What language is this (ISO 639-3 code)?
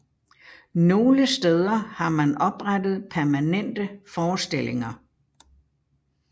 dan